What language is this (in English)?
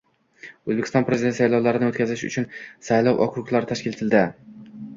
Uzbek